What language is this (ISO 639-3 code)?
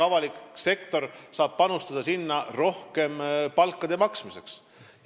est